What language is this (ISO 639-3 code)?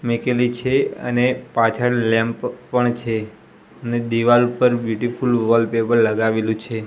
guj